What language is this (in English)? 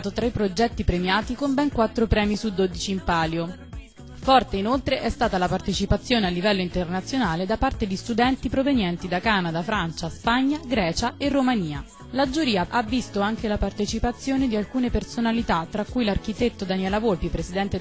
Italian